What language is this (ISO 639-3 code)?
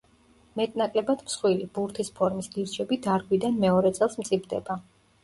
kat